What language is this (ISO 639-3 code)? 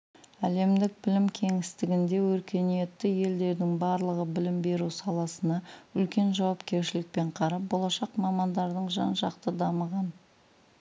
kaz